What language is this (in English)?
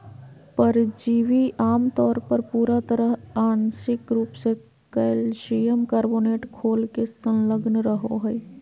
Magahi